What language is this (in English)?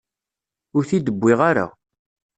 Kabyle